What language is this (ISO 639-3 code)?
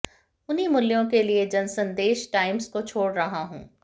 hin